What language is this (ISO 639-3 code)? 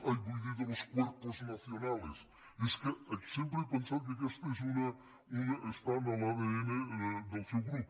cat